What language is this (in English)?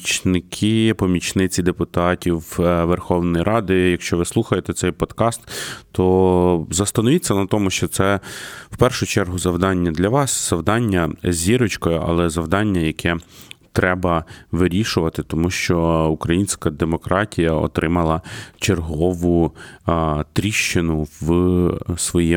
Ukrainian